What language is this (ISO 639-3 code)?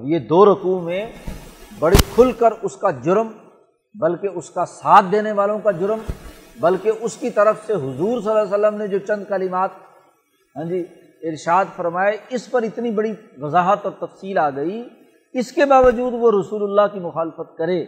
urd